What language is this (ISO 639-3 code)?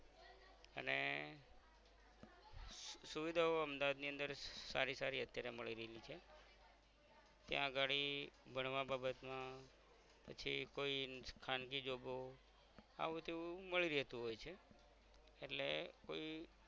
guj